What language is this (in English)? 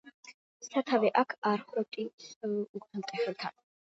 Georgian